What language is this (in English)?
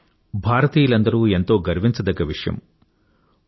Telugu